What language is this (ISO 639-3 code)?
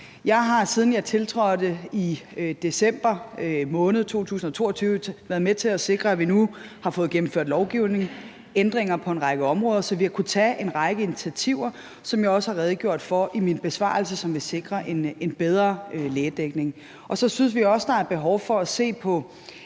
dan